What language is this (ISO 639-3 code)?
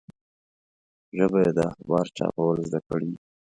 pus